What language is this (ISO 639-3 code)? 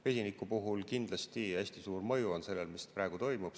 est